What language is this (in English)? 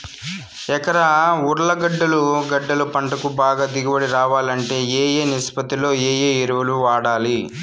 Telugu